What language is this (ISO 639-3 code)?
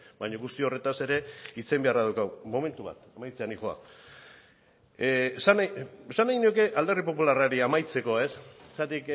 eus